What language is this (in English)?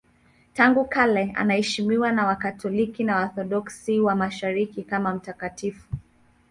Swahili